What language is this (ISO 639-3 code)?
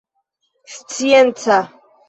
epo